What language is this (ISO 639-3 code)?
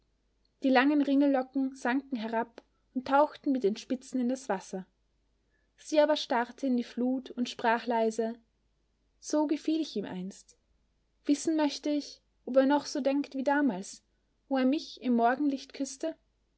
deu